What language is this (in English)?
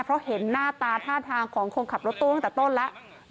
Thai